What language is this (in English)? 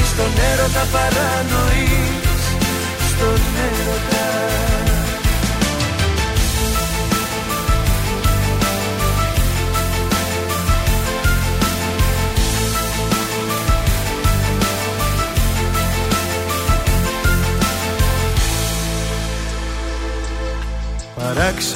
Greek